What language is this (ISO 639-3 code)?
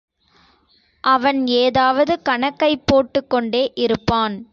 tam